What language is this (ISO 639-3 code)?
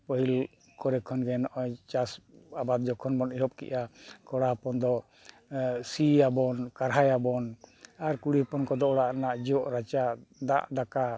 sat